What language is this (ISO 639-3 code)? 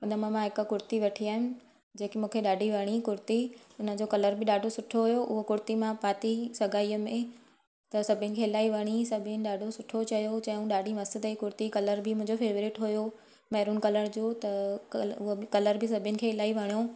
snd